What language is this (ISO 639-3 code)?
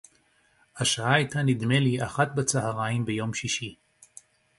heb